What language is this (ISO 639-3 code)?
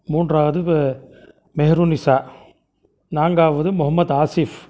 tam